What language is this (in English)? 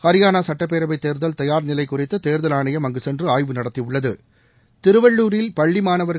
Tamil